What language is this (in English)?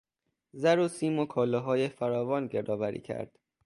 Persian